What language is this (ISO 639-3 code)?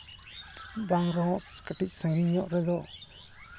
sat